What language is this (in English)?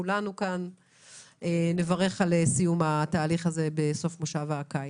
Hebrew